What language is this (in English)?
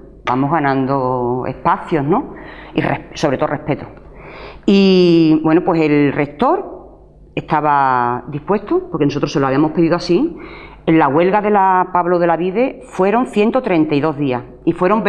Spanish